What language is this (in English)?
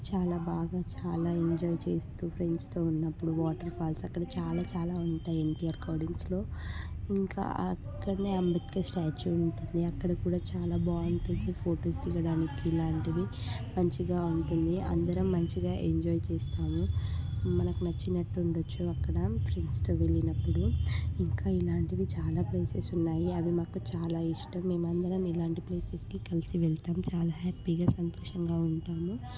Telugu